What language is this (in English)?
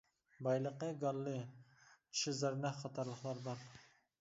Uyghur